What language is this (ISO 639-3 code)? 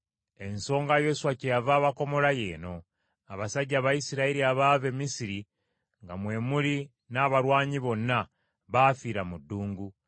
lug